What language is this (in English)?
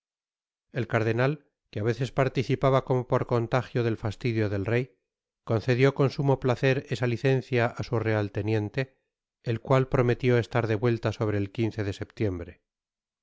Spanish